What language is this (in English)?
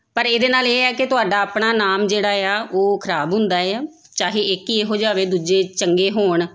Punjabi